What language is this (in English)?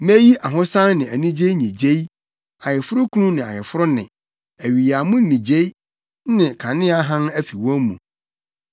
Akan